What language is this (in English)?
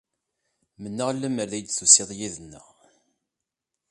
Kabyle